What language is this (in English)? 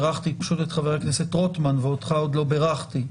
Hebrew